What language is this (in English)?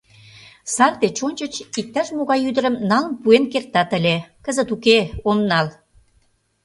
Mari